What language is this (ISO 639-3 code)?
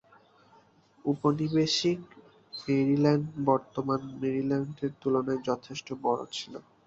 ben